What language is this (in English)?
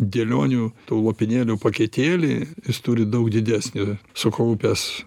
Lithuanian